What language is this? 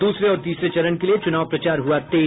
Hindi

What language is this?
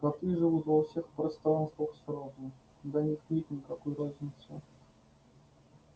Russian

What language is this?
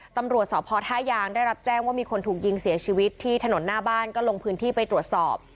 Thai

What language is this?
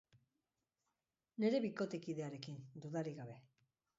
Basque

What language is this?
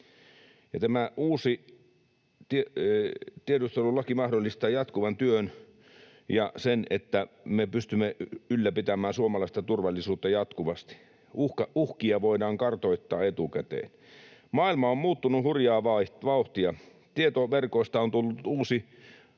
Finnish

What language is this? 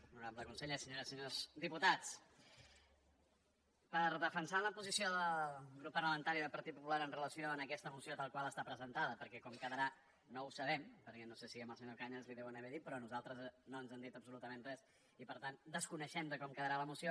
Catalan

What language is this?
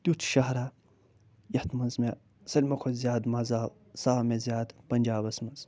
Kashmiri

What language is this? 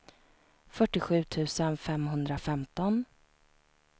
Swedish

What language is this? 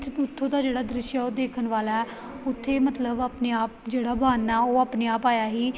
Punjabi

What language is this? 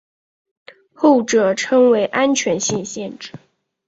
Chinese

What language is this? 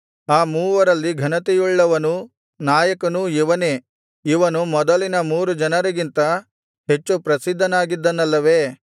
Kannada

